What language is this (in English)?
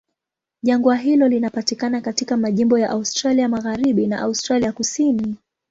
Swahili